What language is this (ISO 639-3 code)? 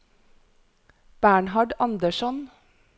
nor